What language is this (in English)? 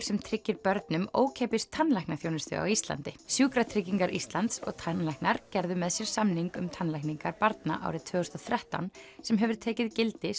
Icelandic